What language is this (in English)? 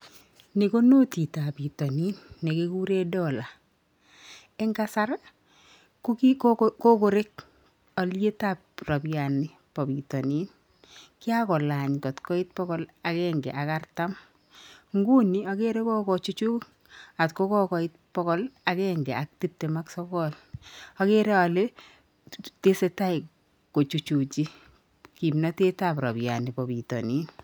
Kalenjin